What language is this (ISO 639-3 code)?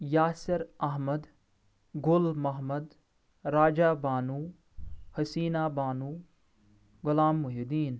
kas